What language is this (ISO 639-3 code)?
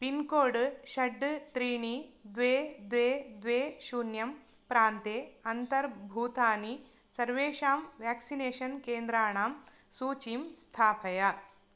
san